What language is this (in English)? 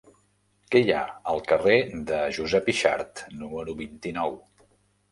Catalan